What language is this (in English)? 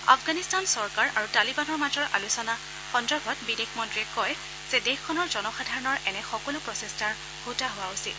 Assamese